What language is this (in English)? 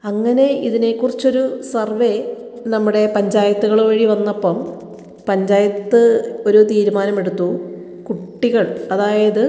Malayalam